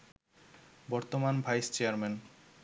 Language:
Bangla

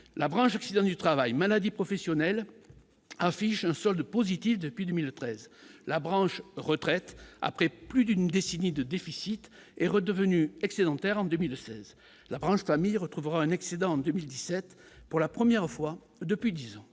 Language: French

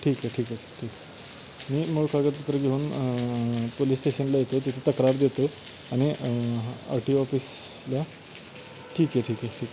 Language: Marathi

